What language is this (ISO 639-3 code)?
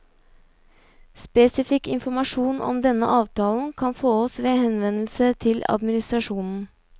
nor